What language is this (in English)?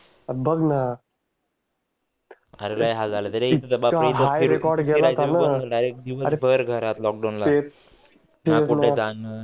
Marathi